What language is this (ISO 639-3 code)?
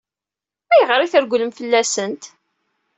kab